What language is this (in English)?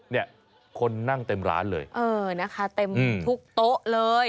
Thai